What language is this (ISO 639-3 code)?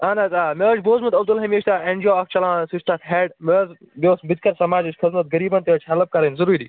kas